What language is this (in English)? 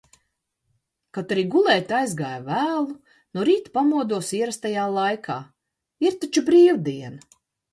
Latvian